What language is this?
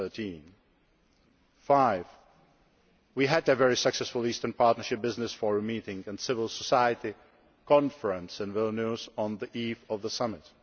English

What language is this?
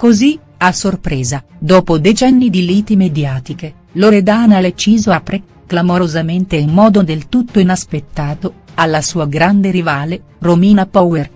Italian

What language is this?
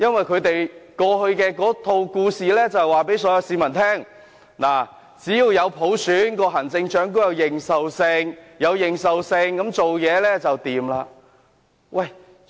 Cantonese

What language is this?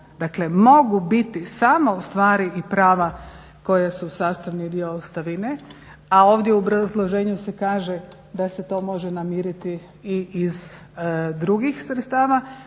Croatian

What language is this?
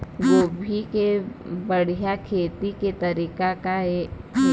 Chhattisgarhi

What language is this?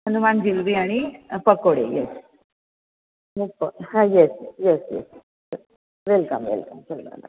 Marathi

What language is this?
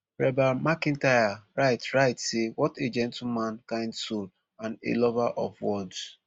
Nigerian Pidgin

